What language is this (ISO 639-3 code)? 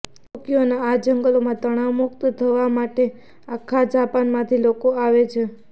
guj